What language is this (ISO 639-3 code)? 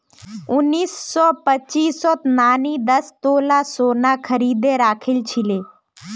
mag